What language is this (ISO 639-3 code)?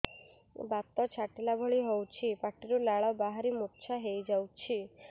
ori